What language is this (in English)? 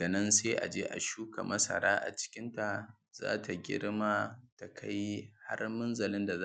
Hausa